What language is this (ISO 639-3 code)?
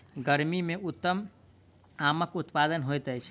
mai